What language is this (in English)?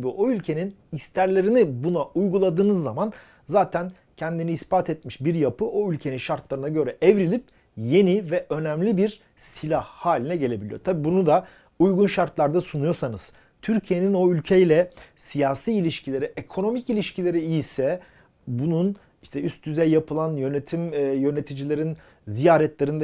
Turkish